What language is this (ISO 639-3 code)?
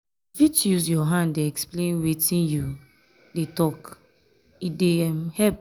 pcm